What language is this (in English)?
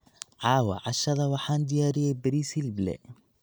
Somali